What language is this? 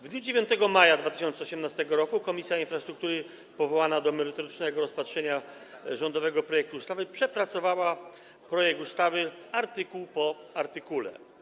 Polish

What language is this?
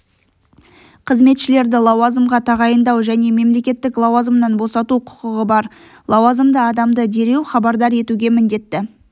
Kazakh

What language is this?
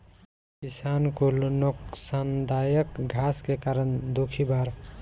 Bhojpuri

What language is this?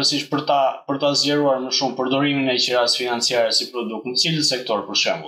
Romanian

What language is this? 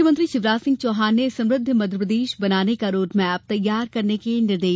Hindi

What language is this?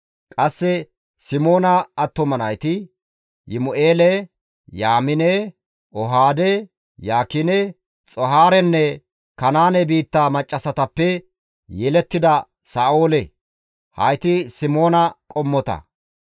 Gamo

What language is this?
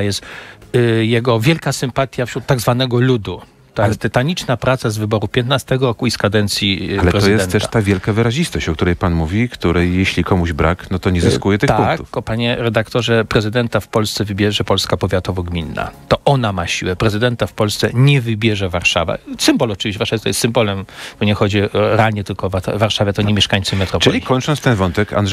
Polish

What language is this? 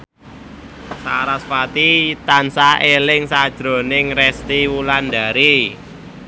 Javanese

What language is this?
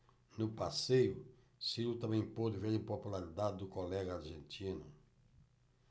Portuguese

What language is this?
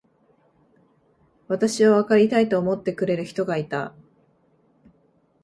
Japanese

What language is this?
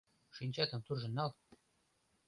Mari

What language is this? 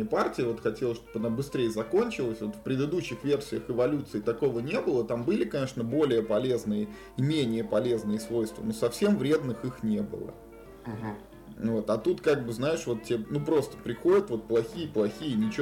Russian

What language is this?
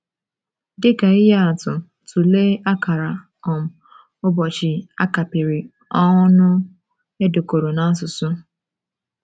Igbo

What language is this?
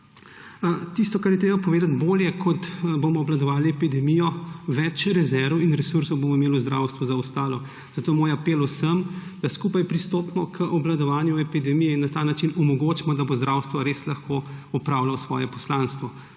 Slovenian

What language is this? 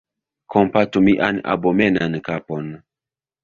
Esperanto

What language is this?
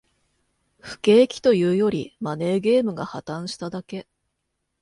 Japanese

